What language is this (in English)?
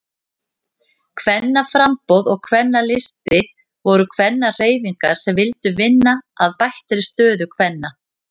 Icelandic